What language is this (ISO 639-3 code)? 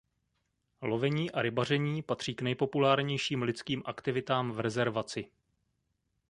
ces